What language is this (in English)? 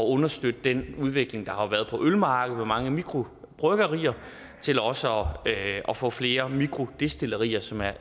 Danish